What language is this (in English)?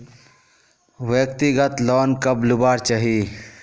Magahi